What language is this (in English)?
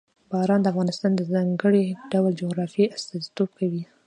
Pashto